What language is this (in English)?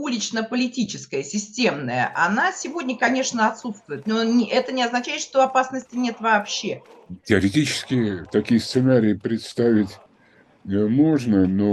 Russian